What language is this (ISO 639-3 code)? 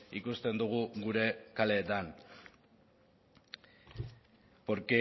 eus